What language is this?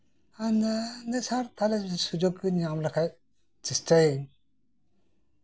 Santali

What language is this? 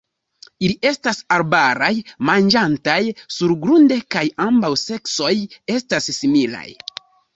Esperanto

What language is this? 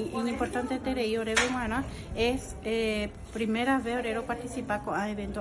Spanish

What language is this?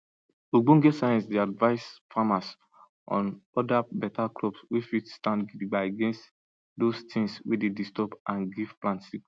Nigerian Pidgin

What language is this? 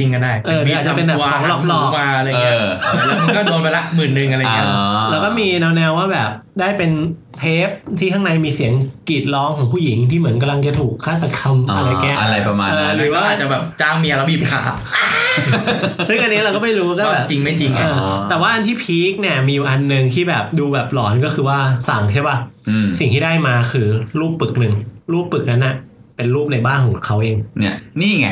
Thai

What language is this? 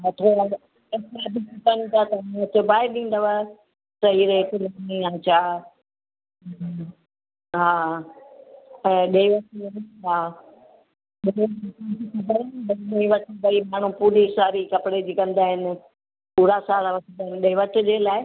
Sindhi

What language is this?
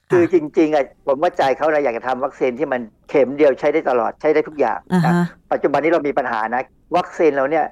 Thai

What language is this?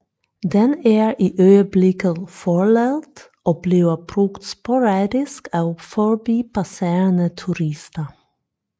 Danish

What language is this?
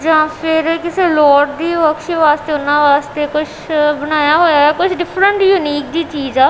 Punjabi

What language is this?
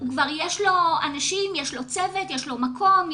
Hebrew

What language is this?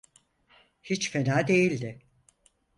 Turkish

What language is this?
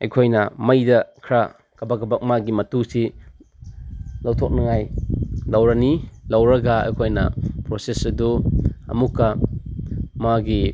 Manipuri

